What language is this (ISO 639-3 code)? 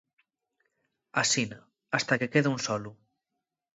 ast